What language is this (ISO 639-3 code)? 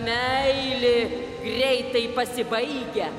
lit